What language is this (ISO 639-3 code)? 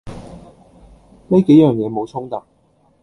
yue